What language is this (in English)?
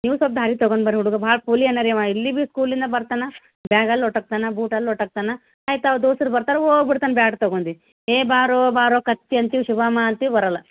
Kannada